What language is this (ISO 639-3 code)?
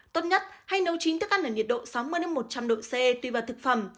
vie